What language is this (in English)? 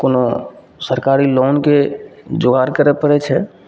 Maithili